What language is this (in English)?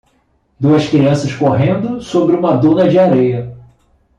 Portuguese